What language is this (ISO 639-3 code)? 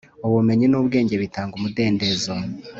kin